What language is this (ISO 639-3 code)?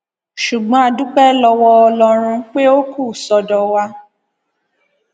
yor